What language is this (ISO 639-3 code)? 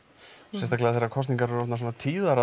isl